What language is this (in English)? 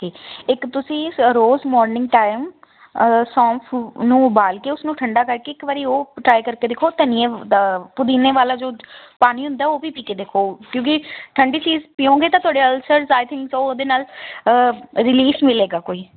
Punjabi